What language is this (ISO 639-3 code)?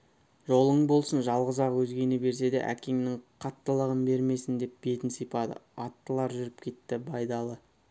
kaz